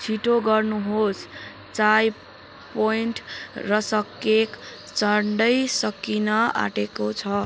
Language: Nepali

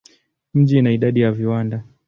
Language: Swahili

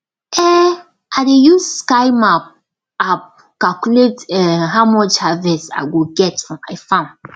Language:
Nigerian Pidgin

